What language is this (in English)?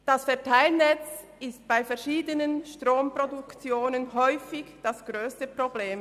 Swiss German